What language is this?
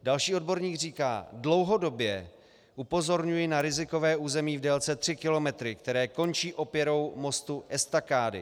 Czech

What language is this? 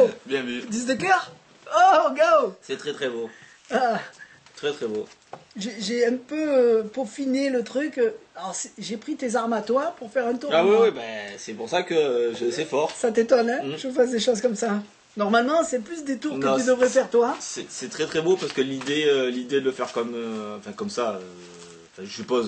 French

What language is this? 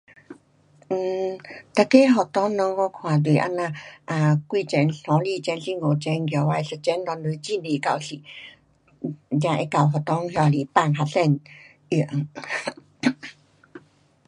Pu-Xian Chinese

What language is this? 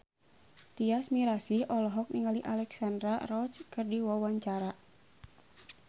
Sundanese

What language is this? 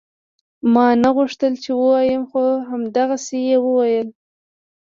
Pashto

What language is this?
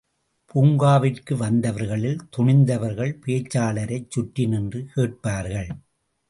Tamil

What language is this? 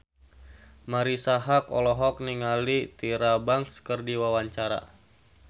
Sundanese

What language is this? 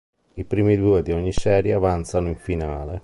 Italian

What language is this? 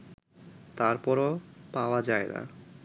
Bangla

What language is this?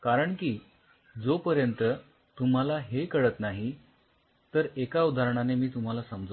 Marathi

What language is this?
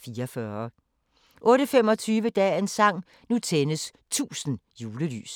Danish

